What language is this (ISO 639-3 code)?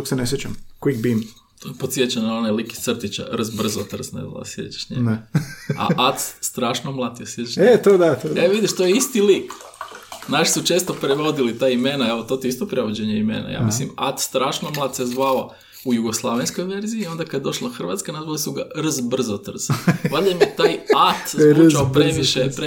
hrv